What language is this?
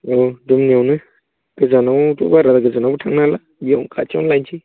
Bodo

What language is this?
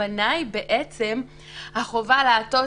Hebrew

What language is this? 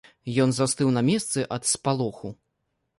Belarusian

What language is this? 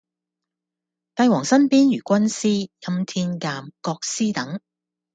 Cantonese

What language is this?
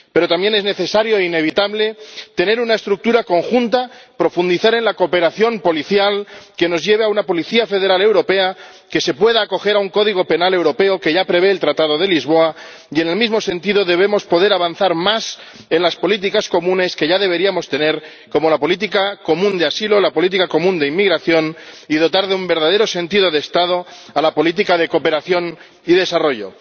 Spanish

